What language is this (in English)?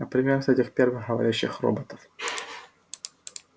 Russian